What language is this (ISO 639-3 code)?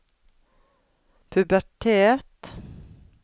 nor